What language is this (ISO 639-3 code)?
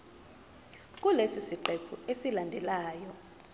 zul